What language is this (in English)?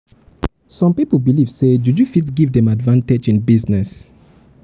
Nigerian Pidgin